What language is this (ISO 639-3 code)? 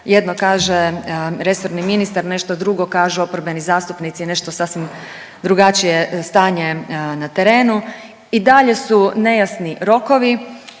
hrv